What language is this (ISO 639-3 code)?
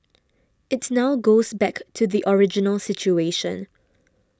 eng